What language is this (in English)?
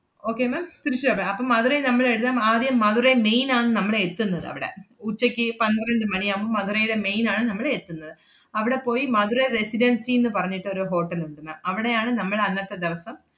Malayalam